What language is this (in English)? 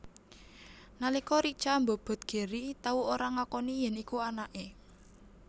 Javanese